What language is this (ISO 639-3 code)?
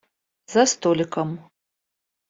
rus